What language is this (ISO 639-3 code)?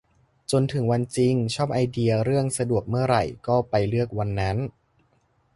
tha